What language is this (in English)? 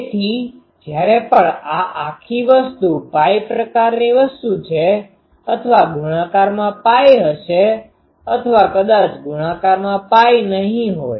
Gujarati